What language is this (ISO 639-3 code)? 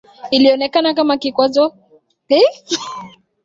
swa